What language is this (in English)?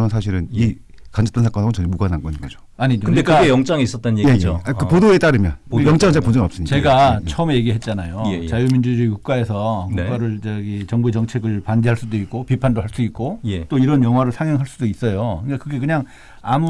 Korean